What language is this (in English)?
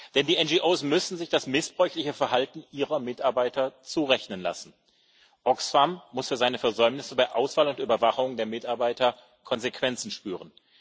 German